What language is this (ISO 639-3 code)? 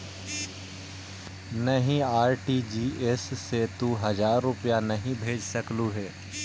mag